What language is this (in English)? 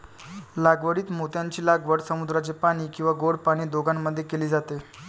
Marathi